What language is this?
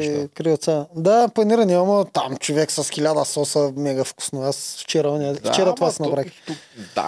Bulgarian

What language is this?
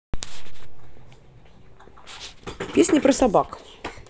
Russian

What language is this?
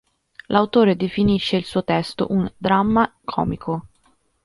Italian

